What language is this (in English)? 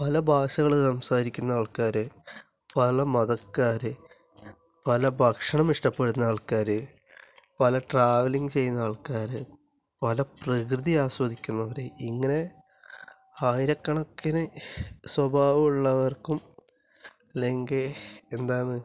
Malayalam